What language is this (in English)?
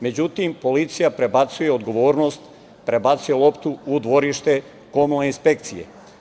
Serbian